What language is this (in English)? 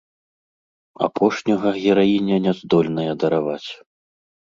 Belarusian